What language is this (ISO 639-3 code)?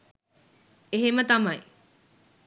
sin